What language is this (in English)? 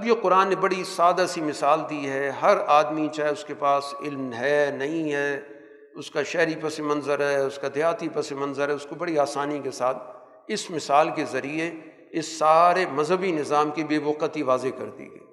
Urdu